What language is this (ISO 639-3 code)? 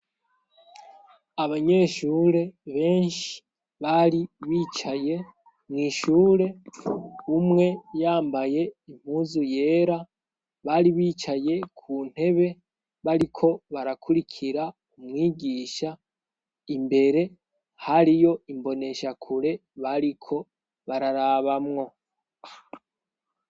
run